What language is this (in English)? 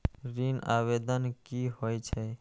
Maithili